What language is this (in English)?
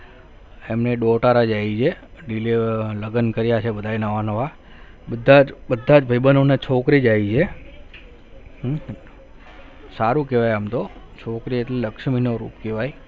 Gujarati